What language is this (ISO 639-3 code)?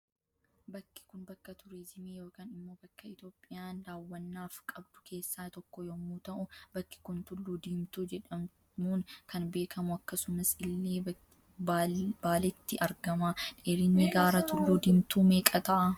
orm